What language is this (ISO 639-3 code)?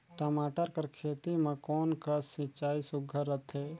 hne